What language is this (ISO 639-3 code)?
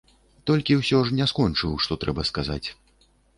bel